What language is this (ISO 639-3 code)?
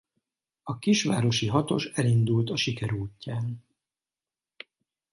hun